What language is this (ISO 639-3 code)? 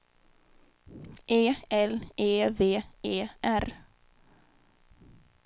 swe